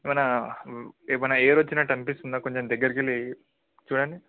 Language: Telugu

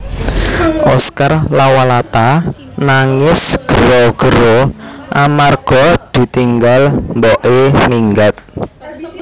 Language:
Javanese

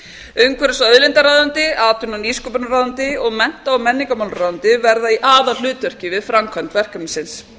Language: Icelandic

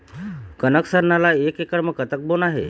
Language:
Chhattisgarhi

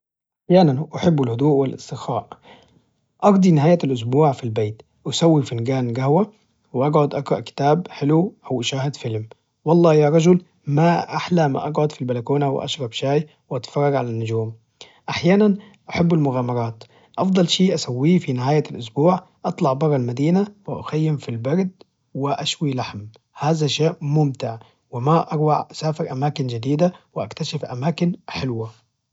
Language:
Najdi Arabic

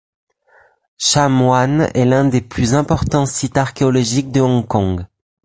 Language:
French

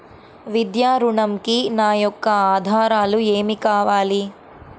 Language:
Telugu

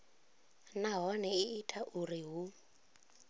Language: Venda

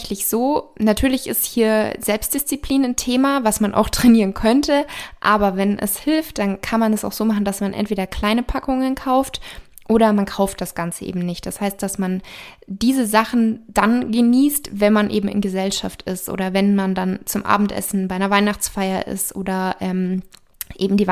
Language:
German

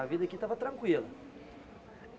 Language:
Portuguese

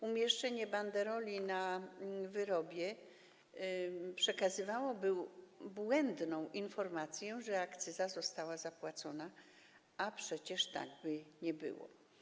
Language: Polish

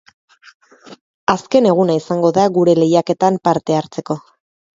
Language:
Basque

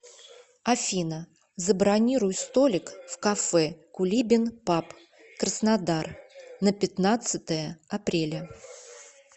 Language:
Russian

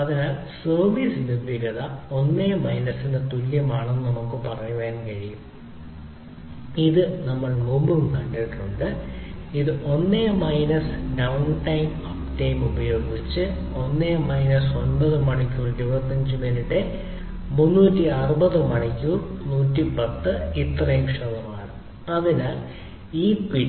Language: Malayalam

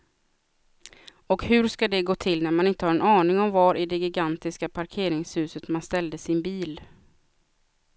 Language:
Swedish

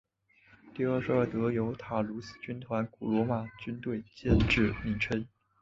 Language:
Chinese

